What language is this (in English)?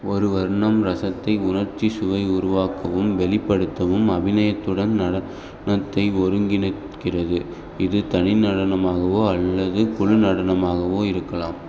Tamil